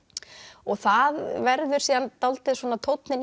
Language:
Icelandic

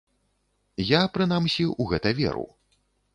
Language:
Belarusian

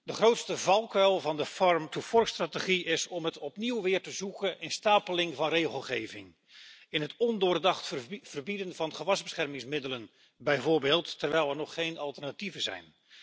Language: Dutch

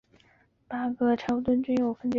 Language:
Chinese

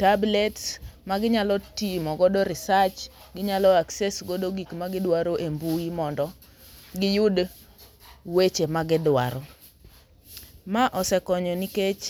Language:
Luo (Kenya and Tanzania)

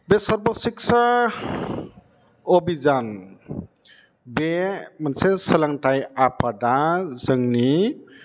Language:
Bodo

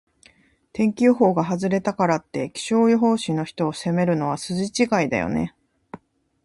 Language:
Japanese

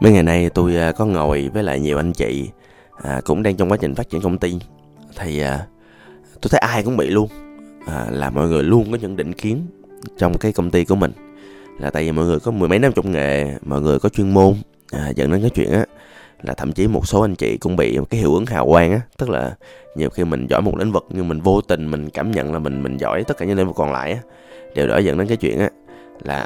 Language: Vietnamese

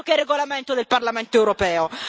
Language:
Italian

